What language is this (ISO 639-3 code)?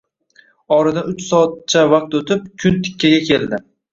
uzb